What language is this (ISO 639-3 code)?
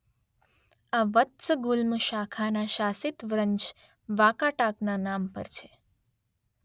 guj